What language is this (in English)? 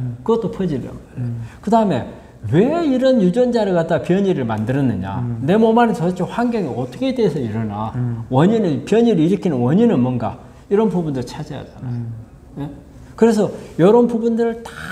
Korean